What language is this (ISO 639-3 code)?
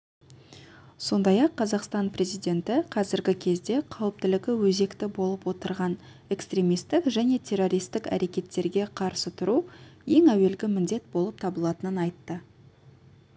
kaz